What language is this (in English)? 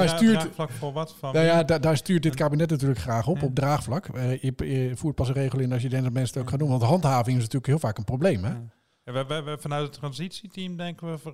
Dutch